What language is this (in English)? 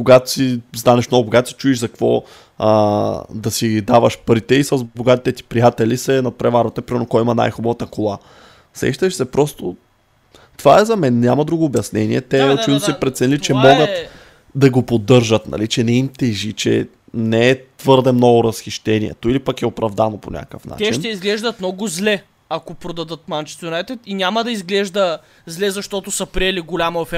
Bulgarian